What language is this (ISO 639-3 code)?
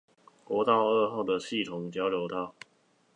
zho